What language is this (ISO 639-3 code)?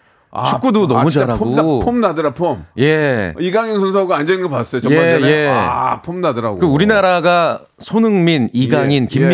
kor